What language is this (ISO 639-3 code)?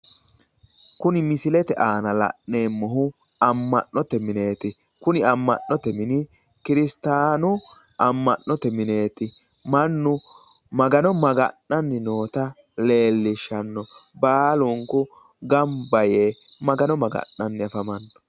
sid